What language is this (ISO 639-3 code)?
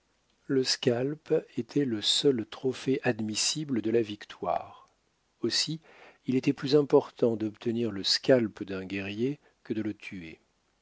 fra